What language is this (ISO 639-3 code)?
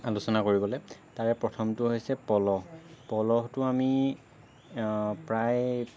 asm